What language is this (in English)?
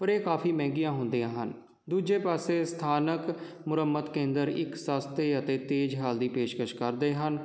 Punjabi